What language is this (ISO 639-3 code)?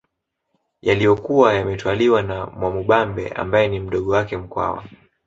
swa